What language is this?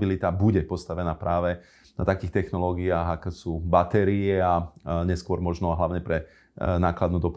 Slovak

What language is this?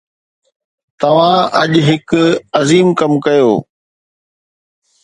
Sindhi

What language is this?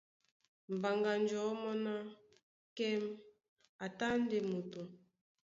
Duala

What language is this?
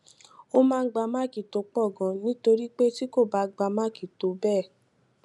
Yoruba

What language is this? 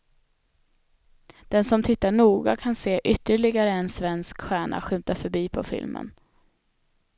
Swedish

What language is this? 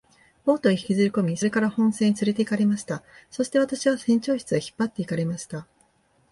Japanese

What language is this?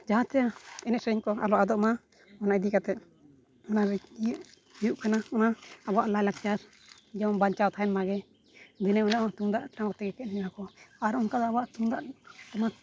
Santali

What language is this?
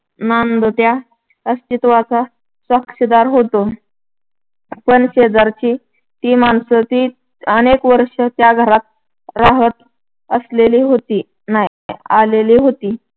Marathi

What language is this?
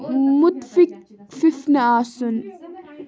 Kashmiri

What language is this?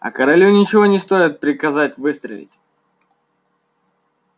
Russian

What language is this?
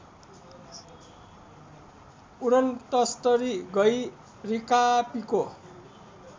Nepali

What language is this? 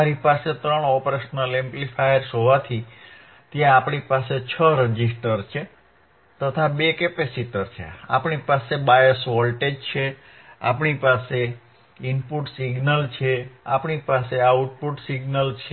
Gujarati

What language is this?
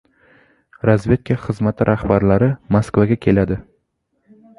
Uzbek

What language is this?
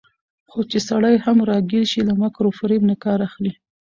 Pashto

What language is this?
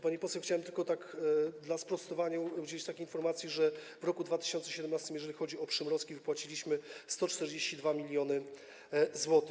Polish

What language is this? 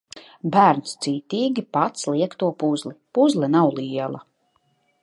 Latvian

